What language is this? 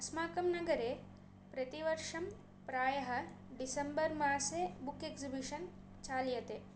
Sanskrit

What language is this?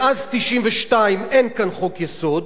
Hebrew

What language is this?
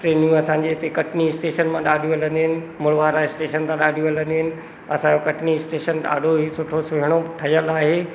Sindhi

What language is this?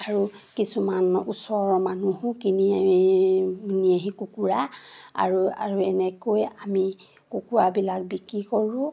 Assamese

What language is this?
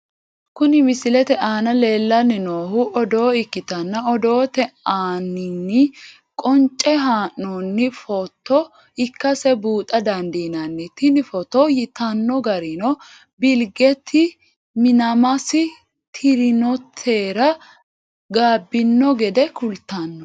Sidamo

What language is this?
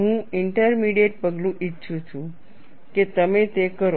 Gujarati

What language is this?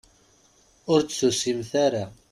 Kabyle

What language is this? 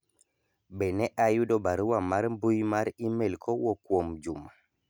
Luo (Kenya and Tanzania)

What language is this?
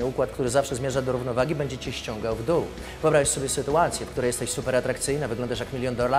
Polish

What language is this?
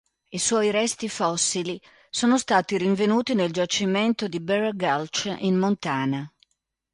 Italian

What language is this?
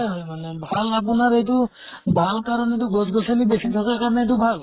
Assamese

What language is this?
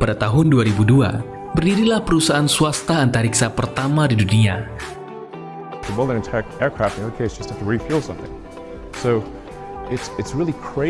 Indonesian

